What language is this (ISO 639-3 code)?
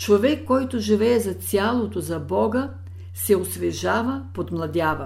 bul